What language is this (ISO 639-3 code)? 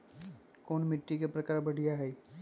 mag